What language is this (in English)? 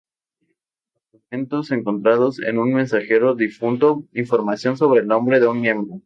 Spanish